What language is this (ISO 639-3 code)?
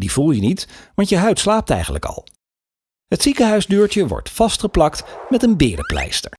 nld